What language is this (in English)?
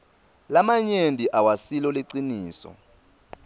Swati